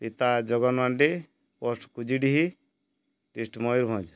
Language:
Odia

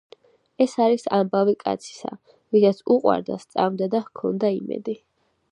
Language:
Georgian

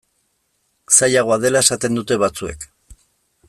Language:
Basque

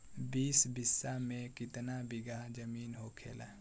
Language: Bhojpuri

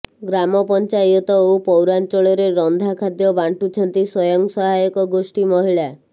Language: Odia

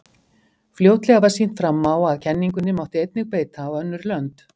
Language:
Icelandic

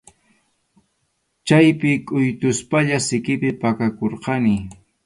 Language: Arequipa-La Unión Quechua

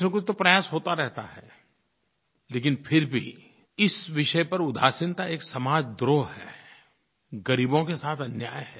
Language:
Hindi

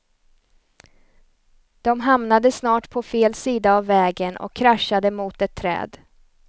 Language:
Swedish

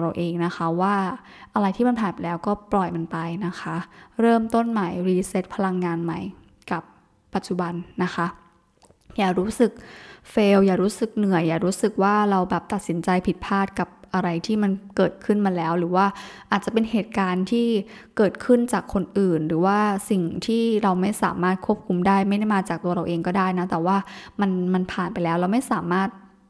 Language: Thai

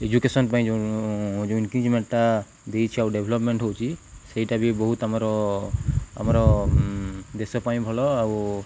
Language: Odia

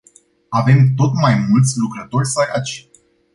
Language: Romanian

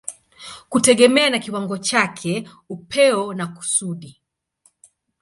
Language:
Swahili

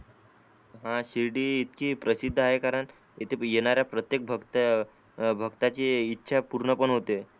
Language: Marathi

